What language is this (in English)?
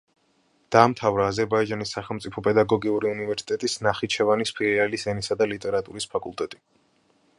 Georgian